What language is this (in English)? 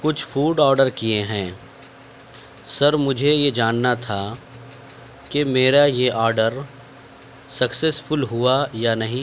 Urdu